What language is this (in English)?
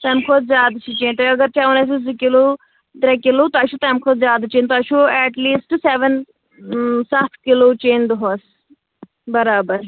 Kashmiri